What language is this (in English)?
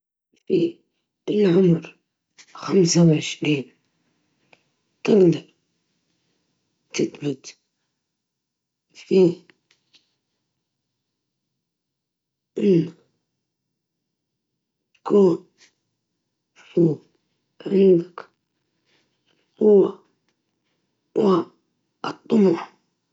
Libyan Arabic